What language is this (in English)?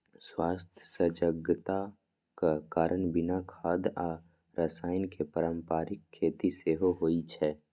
Maithili